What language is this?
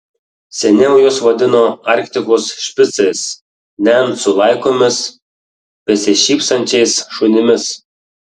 Lithuanian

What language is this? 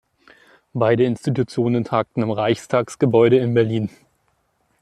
German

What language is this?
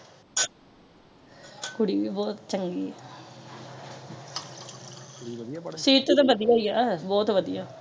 Punjabi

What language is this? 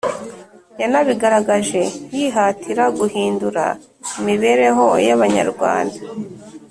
Kinyarwanda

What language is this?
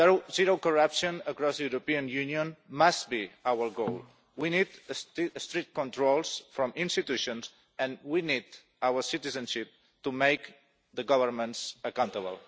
English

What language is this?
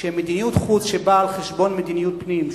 Hebrew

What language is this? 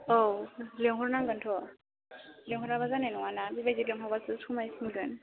Bodo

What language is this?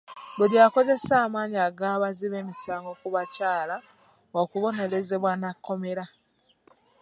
Ganda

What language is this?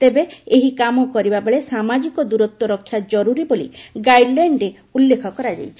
Odia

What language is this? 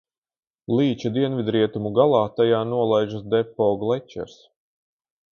Latvian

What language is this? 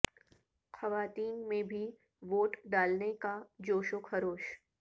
Urdu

